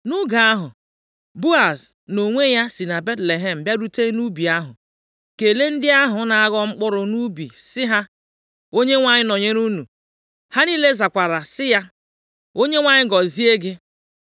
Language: Igbo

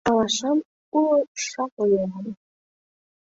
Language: Mari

